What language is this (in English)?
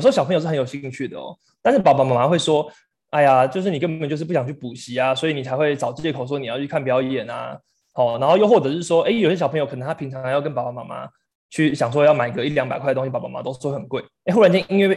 Chinese